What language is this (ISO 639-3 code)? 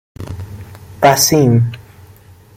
fas